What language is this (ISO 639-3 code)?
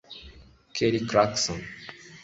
kin